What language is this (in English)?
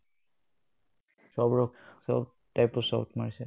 Assamese